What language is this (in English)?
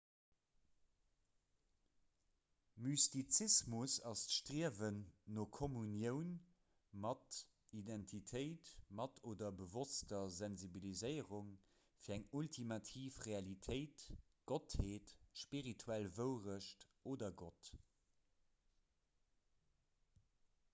Luxembourgish